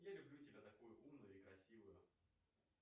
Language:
Russian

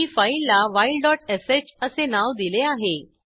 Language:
Marathi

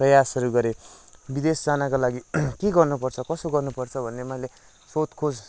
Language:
Nepali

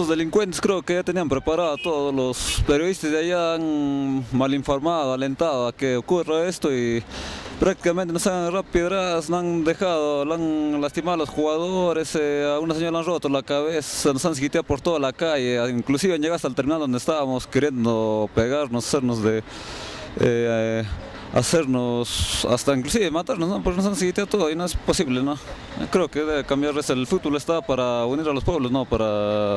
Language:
Spanish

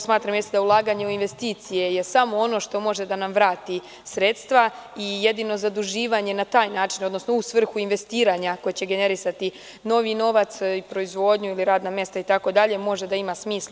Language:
Serbian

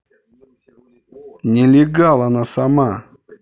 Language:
Russian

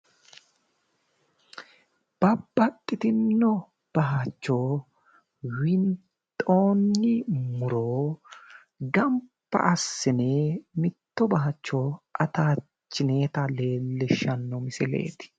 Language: Sidamo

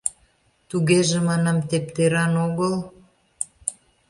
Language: Mari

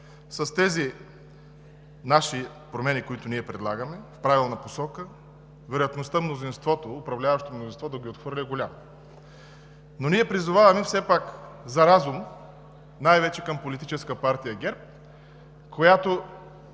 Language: Bulgarian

